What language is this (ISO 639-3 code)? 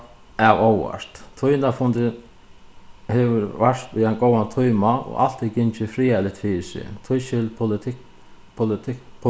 fao